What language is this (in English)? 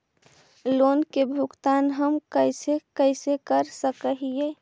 Magahi